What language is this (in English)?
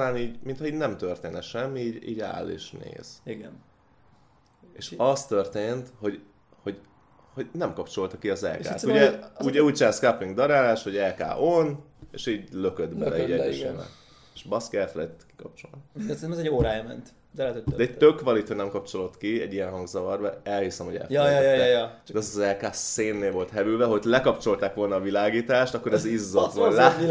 Hungarian